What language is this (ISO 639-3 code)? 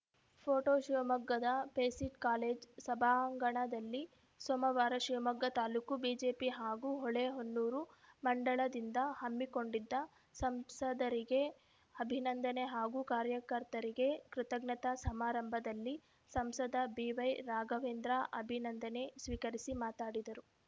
kan